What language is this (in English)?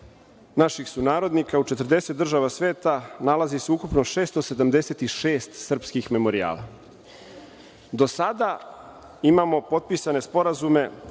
Serbian